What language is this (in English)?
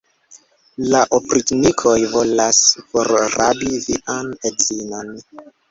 Esperanto